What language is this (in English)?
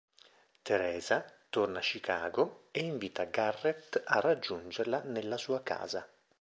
Italian